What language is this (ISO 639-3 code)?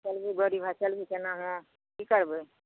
mai